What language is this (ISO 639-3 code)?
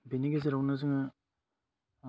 brx